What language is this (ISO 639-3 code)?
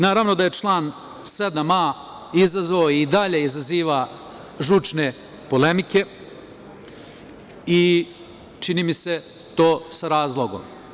srp